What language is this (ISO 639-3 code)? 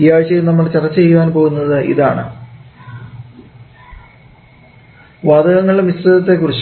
mal